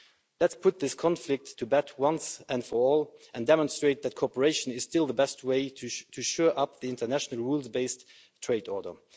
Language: English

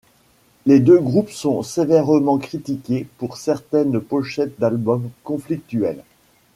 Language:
French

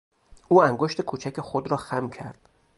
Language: Persian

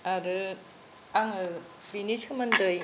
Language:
Bodo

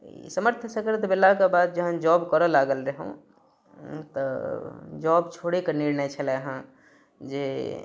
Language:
Maithili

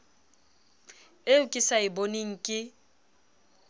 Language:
Southern Sotho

